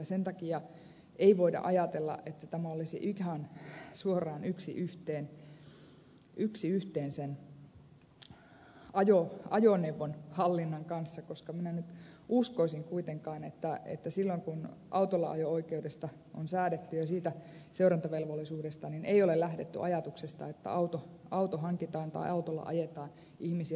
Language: Finnish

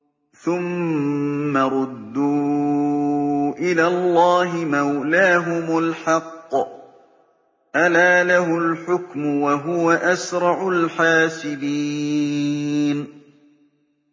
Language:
Arabic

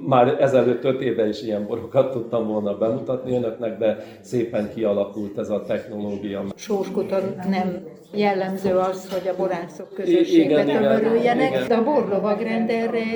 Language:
Hungarian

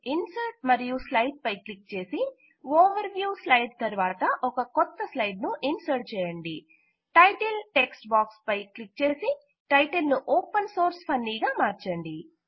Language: Telugu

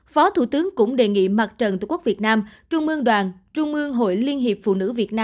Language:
Vietnamese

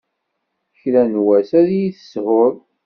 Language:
Kabyle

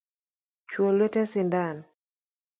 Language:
Luo (Kenya and Tanzania)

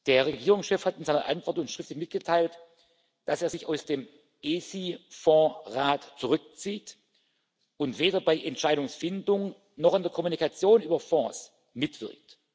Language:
German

